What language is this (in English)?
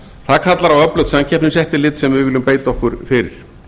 Icelandic